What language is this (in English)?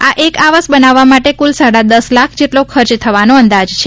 Gujarati